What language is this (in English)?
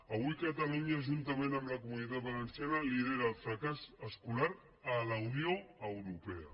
Catalan